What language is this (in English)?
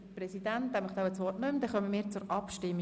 Swiss German